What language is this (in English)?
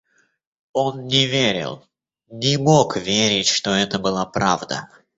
Russian